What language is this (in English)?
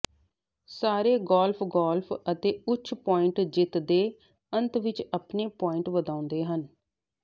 Punjabi